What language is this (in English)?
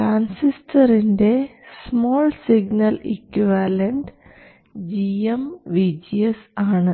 Malayalam